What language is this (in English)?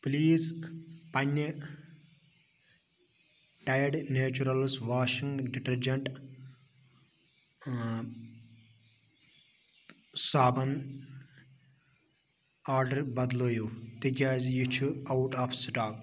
Kashmiri